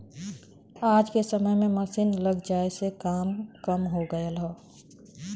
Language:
Bhojpuri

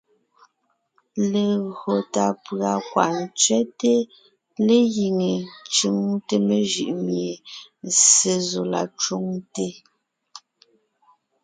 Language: Ngiemboon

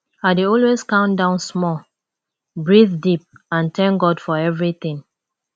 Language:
Nigerian Pidgin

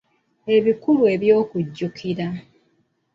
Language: Ganda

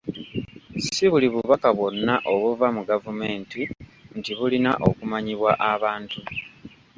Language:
Ganda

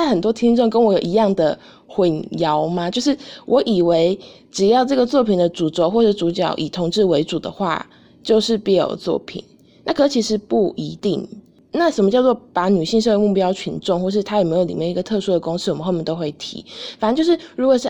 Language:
Chinese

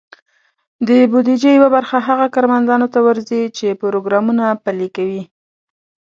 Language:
Pashto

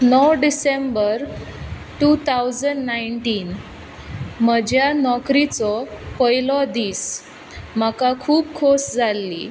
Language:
Konkani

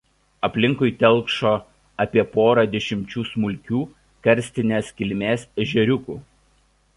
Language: Lithuanian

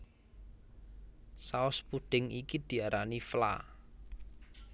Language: Javanese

